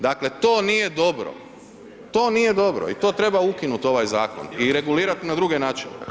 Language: Croatian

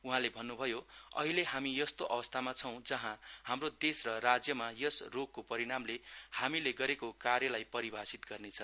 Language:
Nepali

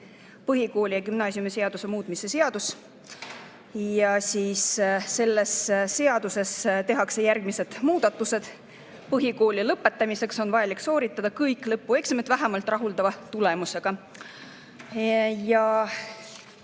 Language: Estonian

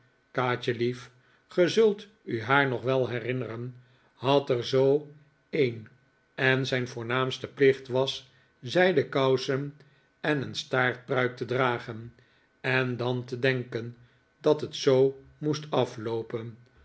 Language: Dutch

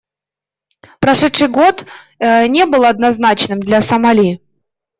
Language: Russian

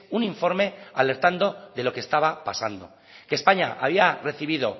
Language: Spanish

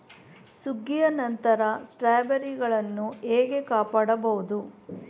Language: Kannada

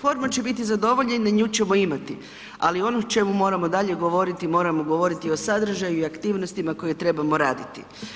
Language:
Croatian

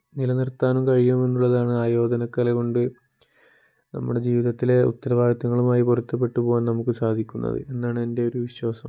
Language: Malayalam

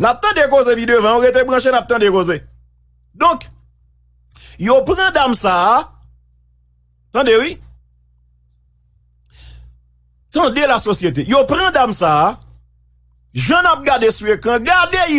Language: French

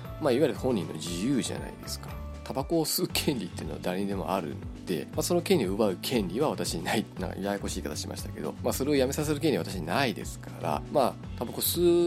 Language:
Japanese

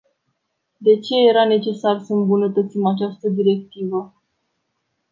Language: Romanian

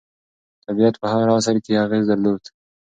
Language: Pashto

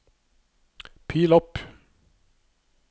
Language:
Norwegian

